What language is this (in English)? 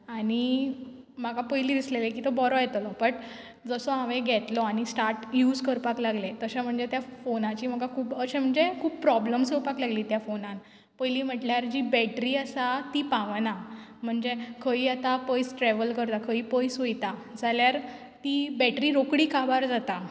Konkani